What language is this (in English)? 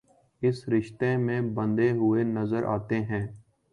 Urdu